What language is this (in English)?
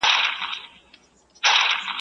Pashto